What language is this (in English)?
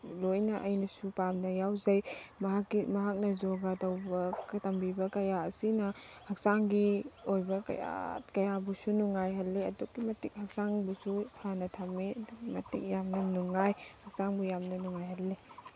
Manipuri